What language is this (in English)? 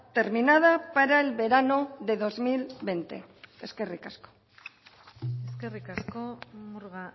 Spanish